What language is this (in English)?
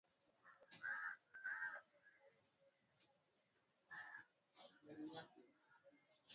Swahili